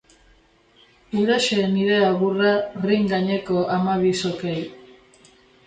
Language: Basque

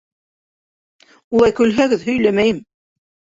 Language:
Bashkir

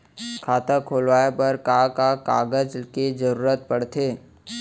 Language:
Chhattisgarhi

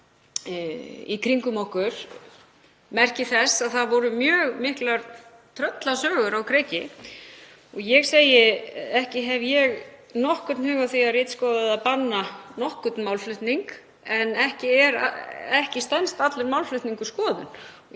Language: Icelandic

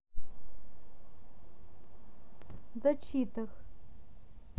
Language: Russian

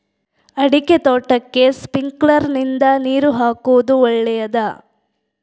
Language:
Kannada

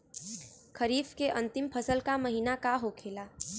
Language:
Bhojpuri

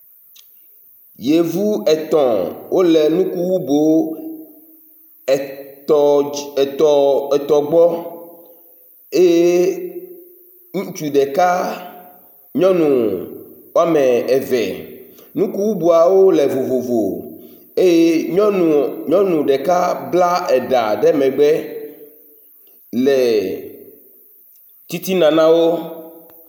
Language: Ewe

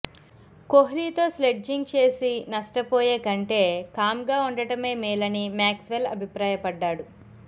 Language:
Telugu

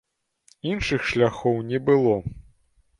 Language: Belarusian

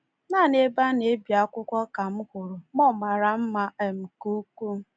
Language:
Igbo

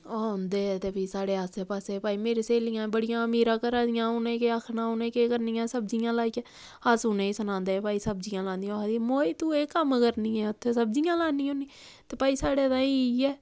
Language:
Dogri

